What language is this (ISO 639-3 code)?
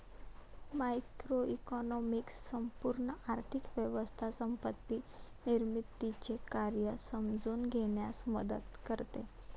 mar